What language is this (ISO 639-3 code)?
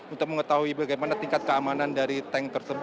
ind